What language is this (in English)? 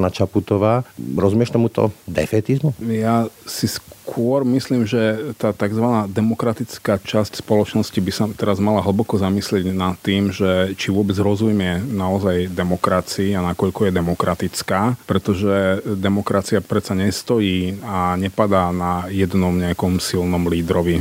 Slovak